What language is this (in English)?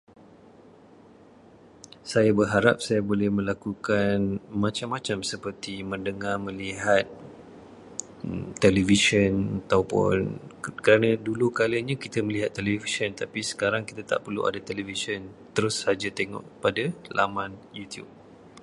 Malay